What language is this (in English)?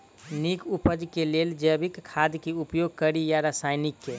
Maithili